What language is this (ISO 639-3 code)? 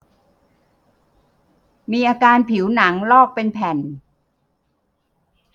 tha